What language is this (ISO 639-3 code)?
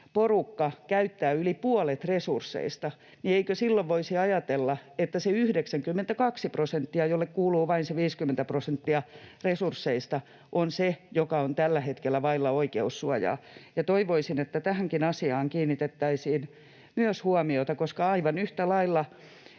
fin